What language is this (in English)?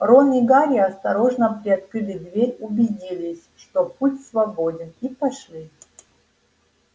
Russian